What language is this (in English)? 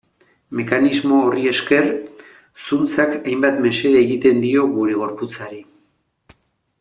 Basque